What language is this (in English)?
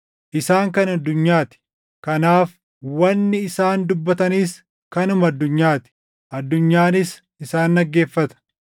Oromo